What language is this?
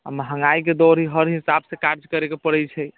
Maithili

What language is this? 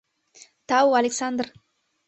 Mari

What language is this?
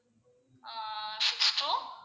Tamil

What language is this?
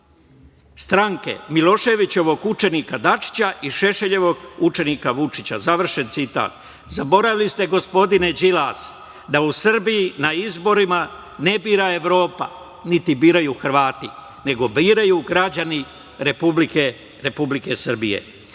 Serbian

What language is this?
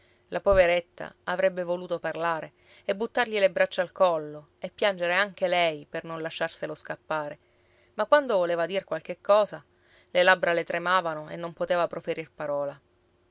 Italian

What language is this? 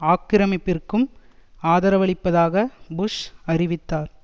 Tamil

